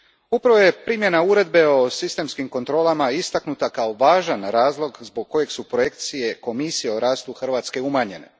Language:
Croatian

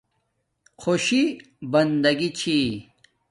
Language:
Domaaki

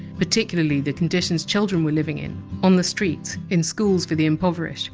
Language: English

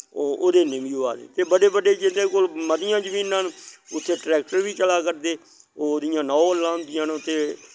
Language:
Dogri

